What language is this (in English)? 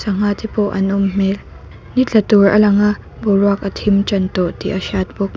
Mizo